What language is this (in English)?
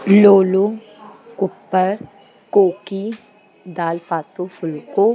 Sindhi